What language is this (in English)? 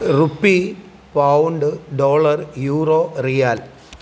Malayalam